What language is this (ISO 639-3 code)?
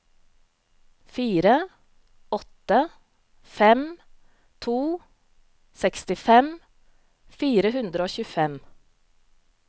nor